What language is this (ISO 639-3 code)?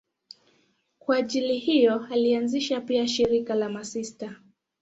swa